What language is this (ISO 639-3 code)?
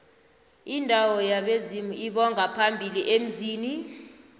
nbl